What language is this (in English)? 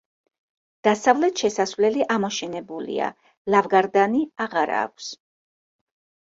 Georgian